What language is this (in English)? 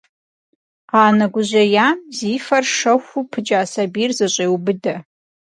Kabardian